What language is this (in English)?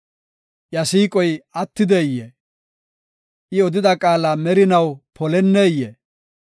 Gofa